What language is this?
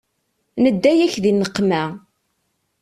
Kabyle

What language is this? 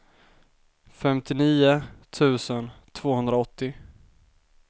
Swedish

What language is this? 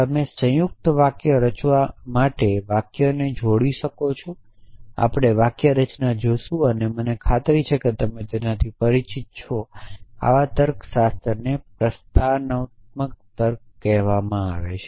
Gujarati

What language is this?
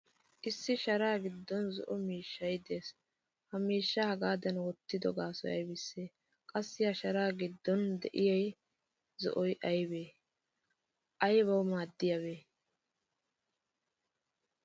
Wolaytta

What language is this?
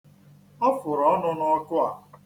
Igbo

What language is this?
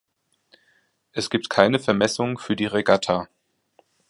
German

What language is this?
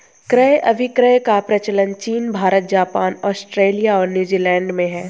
Hindi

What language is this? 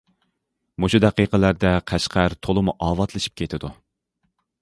Uyghur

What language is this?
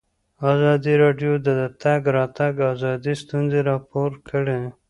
Pashto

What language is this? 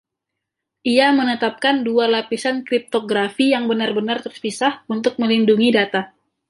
Indonesian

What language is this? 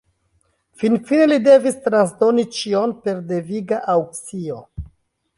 Esperanto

